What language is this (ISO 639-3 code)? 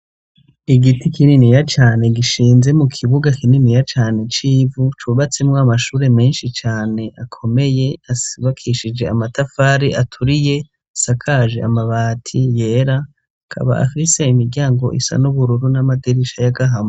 run